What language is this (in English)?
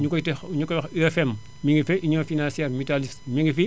Wolof